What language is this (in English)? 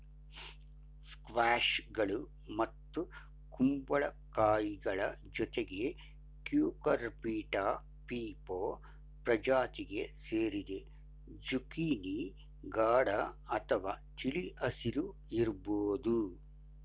Kannada